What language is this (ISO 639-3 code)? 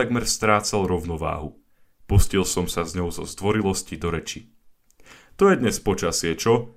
slk